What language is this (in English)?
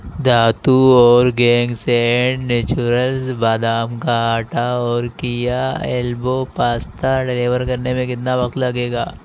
Urdu